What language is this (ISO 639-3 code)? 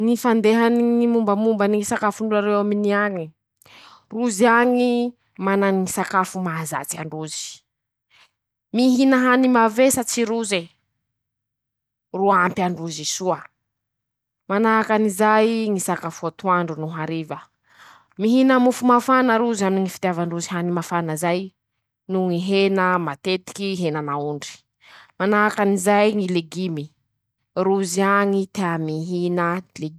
msh